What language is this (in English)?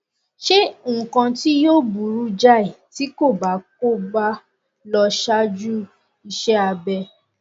Yoruba